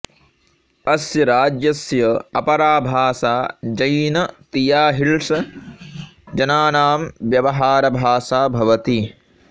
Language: Sanskrit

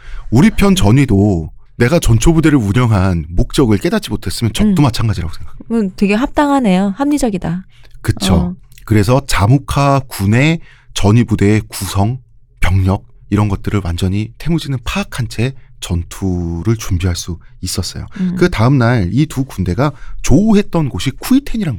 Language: Korean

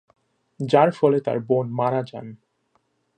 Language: Bangla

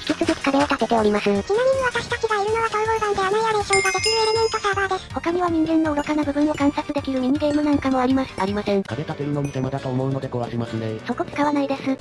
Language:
Japanese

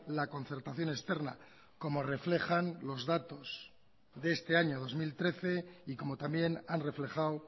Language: Spanish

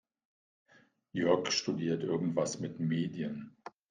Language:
German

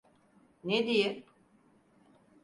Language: Turkish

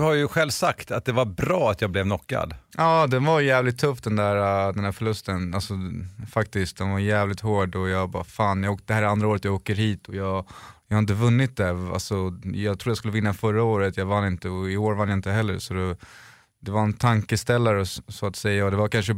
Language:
Swedish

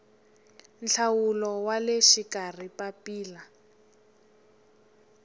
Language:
Tsonga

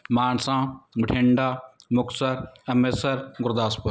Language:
Punjabi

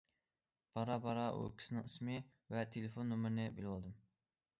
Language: Uyghur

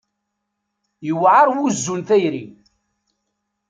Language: Kabyle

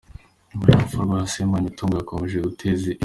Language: Kinyarwanda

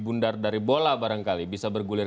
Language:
Indonesian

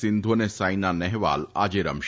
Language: Gujarati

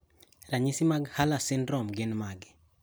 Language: Luo (Kenya and Tanzania)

